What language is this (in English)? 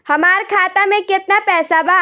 Bhojpuri